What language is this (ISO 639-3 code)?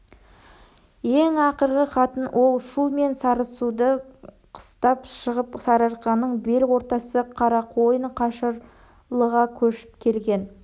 kaz